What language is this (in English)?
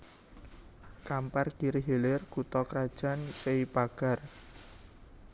Javanese